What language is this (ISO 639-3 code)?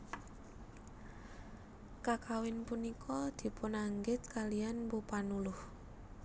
jav